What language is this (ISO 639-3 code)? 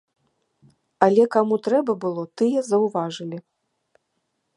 bel